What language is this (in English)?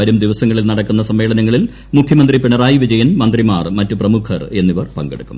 Malayalam